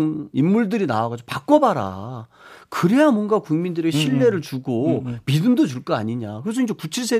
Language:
Korean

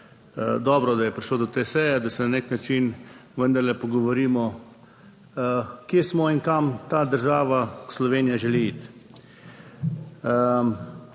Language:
Slovenian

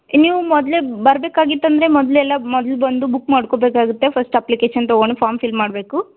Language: Kannada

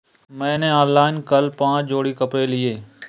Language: Hindi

